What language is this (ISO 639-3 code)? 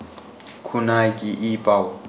mni